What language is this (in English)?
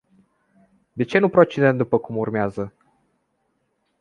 Romanian